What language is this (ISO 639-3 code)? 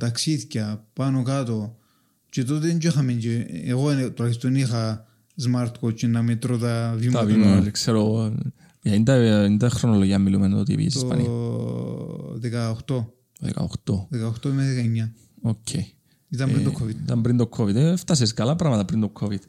ell